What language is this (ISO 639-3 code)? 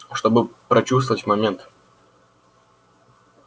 rus